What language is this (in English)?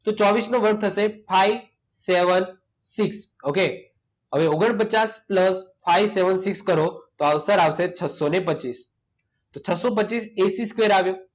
Gujarati